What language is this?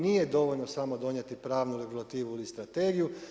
Croatian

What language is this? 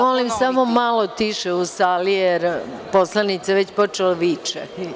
Serbian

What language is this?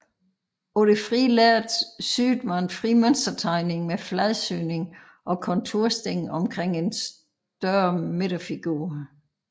Danish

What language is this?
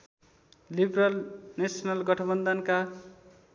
Nepali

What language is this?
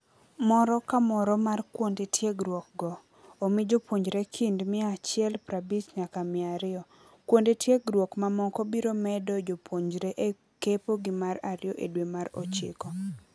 Luo (Kenya and Tanzania)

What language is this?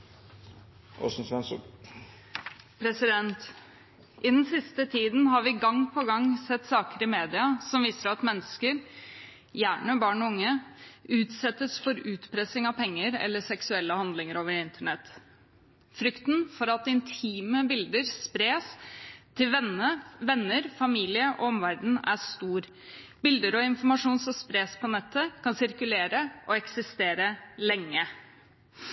Norwegian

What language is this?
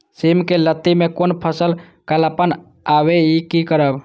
Maithili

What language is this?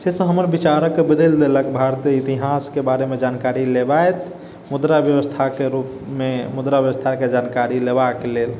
Maithili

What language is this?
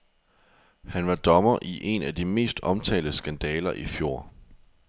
Danish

